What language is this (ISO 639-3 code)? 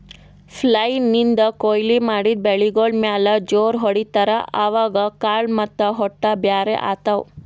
kan